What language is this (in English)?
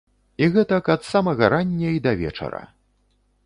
Belarusian